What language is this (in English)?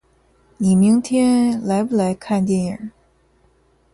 Chinese